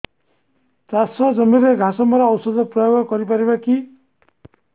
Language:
Odia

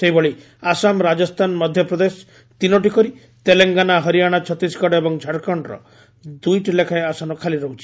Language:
Odia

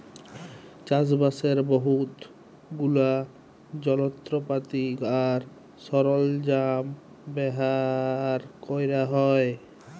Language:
Bangla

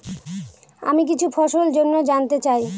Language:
Bangla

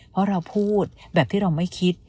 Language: Thai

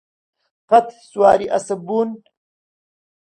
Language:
Central Kurdish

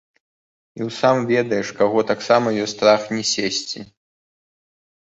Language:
Belarusian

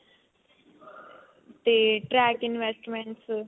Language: Punjabi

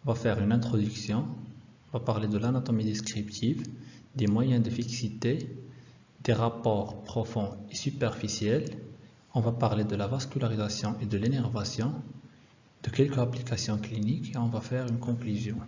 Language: French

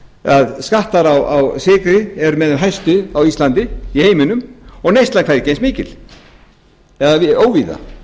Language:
Icelandic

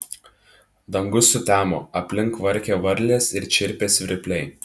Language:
Lithuanian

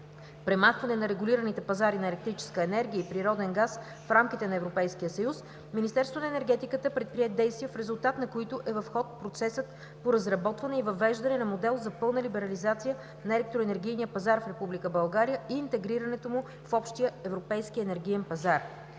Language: Bulgarian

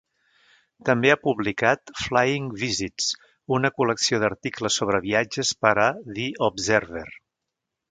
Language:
Catalan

